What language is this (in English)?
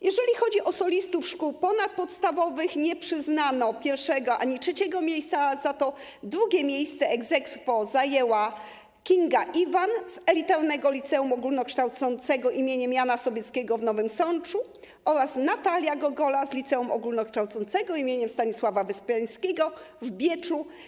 Polish